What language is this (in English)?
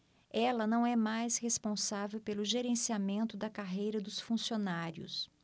Portuguese